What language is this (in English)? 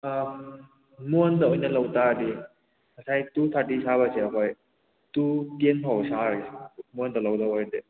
Manipuri